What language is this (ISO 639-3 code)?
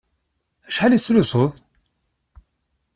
kab